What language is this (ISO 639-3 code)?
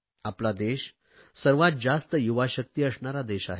mar